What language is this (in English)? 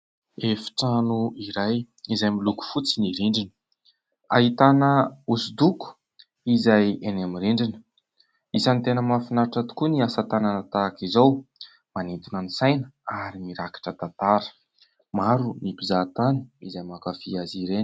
Malagasy